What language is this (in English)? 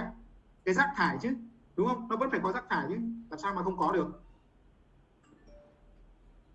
Vietnamese